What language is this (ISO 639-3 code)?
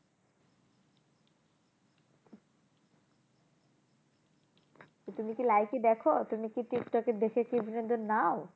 ben